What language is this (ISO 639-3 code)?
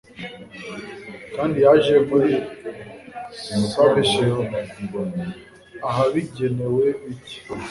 kin